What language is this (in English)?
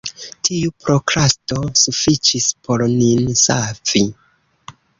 Esperanto